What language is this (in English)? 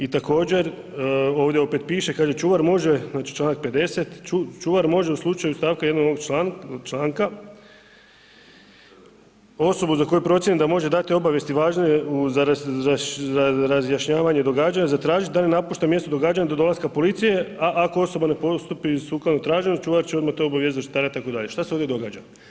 Croatian